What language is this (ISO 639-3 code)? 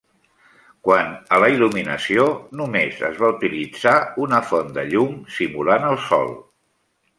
cat